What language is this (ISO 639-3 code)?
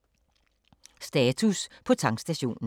dan